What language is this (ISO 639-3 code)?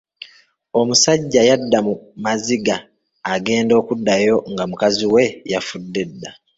lug